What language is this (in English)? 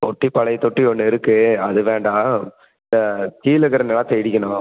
Tamil